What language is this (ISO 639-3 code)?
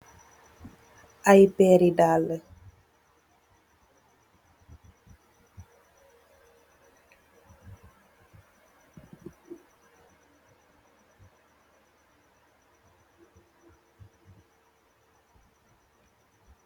wol